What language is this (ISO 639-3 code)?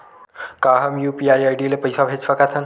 hne